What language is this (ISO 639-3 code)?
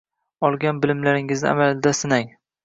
uzb